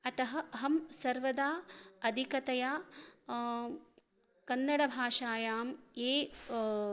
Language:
Sanskrit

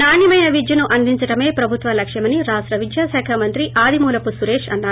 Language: Telugu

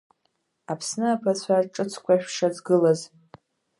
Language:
Abkhazian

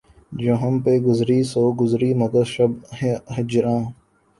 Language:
Urdu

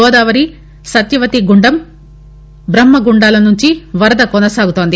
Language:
Telugu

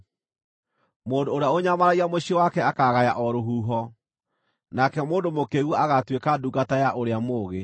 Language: Kikuyu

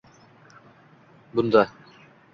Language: Uzbek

